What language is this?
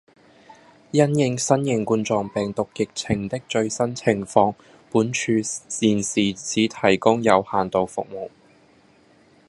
Cantonese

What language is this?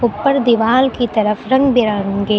Hindi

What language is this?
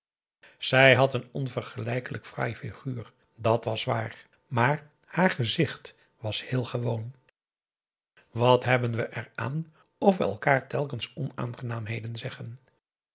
Dutch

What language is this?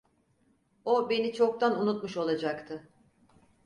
Turkish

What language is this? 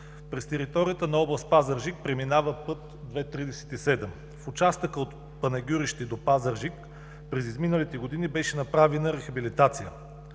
Bulgarian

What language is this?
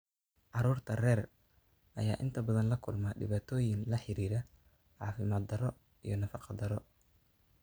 Somali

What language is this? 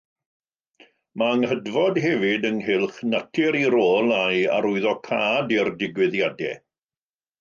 Welsh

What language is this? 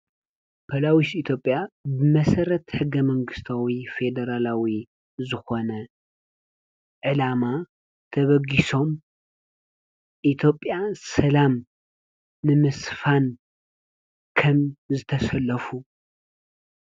Tigrinya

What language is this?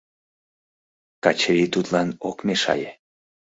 Mari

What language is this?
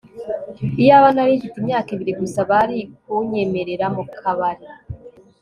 Kinyarwanda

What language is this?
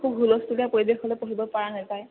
Assamese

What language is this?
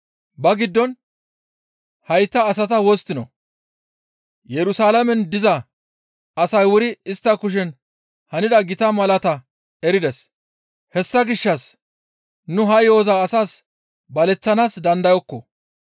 Gamo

